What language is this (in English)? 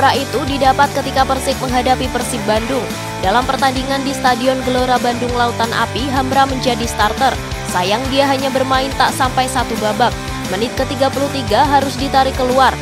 Indonesian